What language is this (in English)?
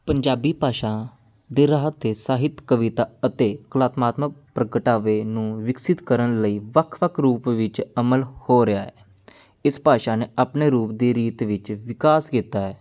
Punjabi